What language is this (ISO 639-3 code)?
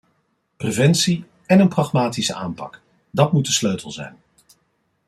nld